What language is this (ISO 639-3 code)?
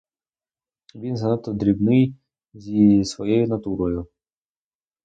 ukr